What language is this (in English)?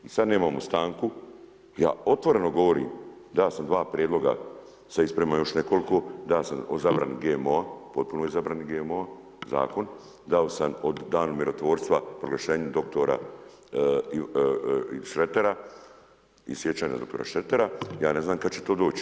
Croatian